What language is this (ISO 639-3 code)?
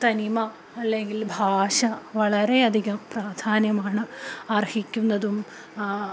mal